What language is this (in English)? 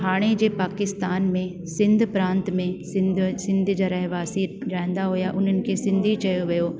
Sindhi